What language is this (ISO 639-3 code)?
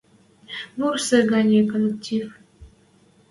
mrj